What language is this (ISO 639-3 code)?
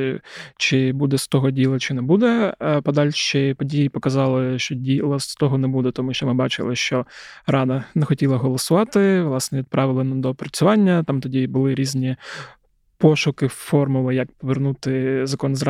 ukr